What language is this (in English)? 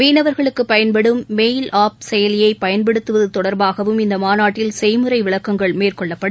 Tamil